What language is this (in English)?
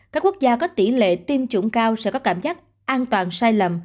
Vietnamese